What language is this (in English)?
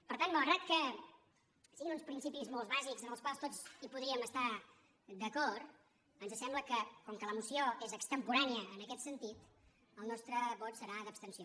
Catalan